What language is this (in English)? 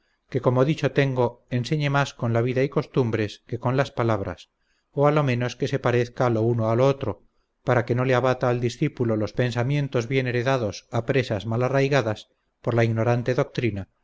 Spanish